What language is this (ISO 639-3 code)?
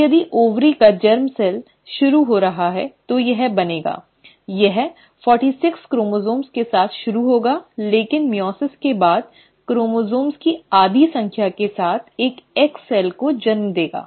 hin